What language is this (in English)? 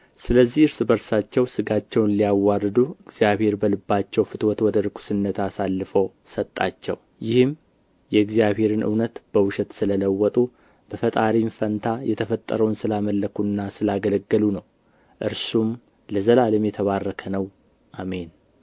Amharic